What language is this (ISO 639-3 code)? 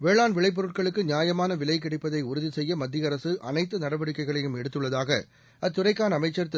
tam